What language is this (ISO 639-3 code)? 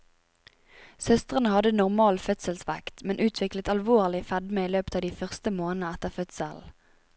nor